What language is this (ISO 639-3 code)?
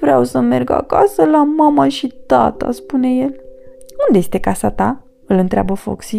ron